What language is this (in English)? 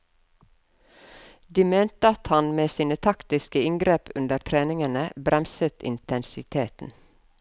Norwegian